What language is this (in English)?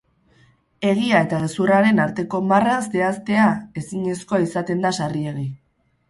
Basque